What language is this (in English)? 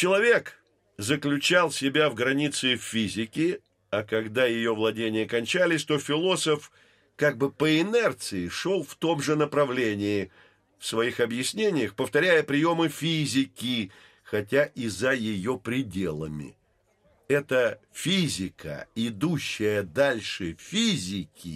Russian